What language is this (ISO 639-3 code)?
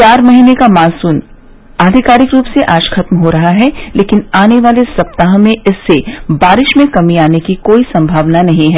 hin